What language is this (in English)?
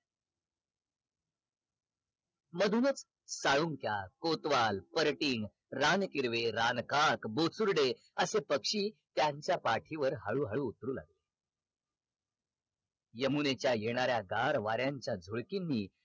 Marathi